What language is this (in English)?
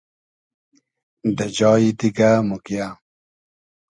Hazaragi